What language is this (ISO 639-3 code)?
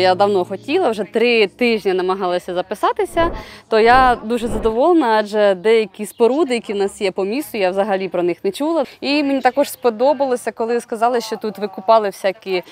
ukr